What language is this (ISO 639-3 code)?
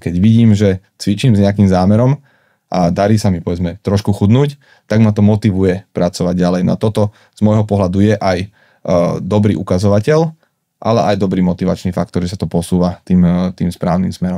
slk